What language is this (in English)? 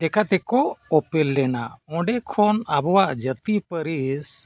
Santali